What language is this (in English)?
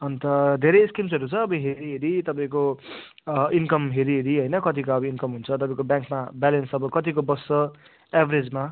Nepali